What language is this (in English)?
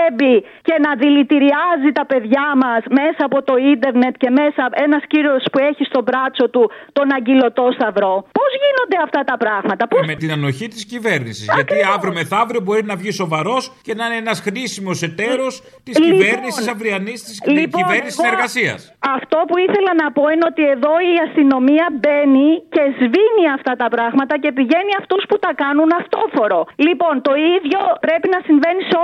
Greek